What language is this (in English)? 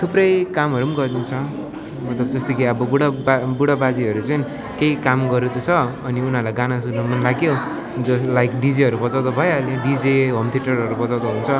Nepali